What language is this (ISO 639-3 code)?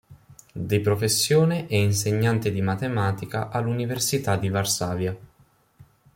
ita